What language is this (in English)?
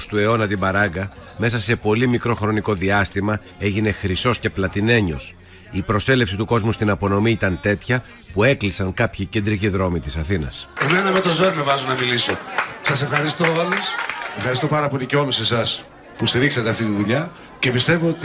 Greek